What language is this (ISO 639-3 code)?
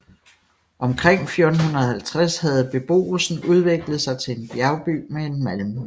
dan